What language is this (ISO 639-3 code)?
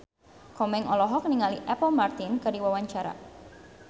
sun